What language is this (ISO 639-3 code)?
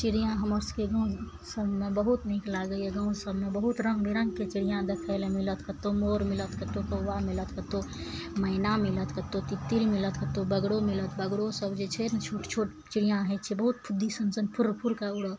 mai